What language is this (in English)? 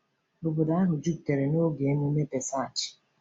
Igbo